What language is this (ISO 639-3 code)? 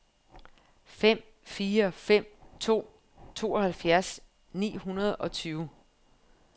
dan